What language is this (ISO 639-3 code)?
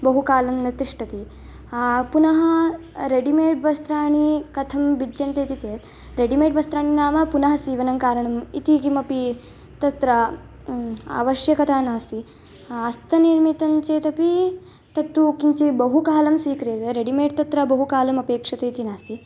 san